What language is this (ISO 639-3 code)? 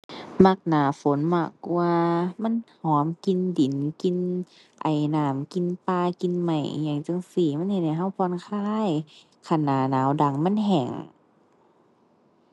tha